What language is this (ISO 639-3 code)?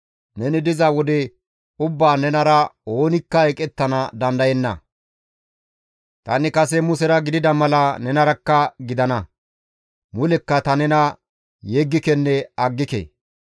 gmv